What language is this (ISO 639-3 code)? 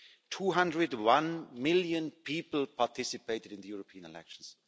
eng